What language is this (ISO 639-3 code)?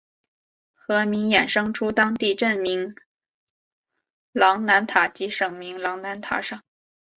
zho